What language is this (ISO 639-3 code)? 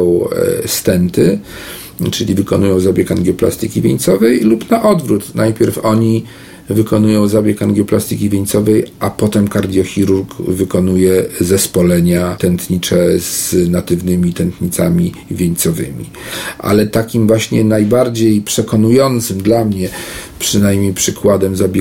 pol